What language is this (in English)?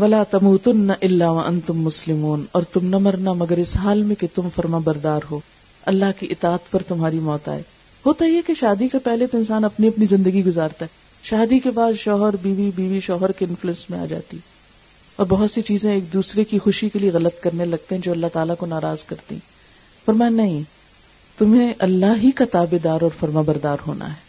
Urdu